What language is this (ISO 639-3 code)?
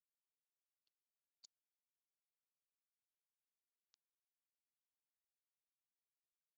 zho